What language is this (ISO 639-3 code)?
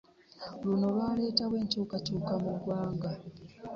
lug